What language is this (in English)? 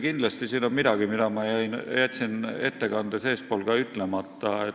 Estonian